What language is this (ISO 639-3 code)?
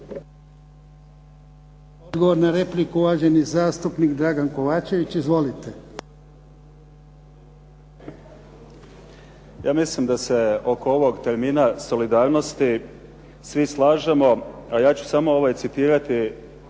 hrv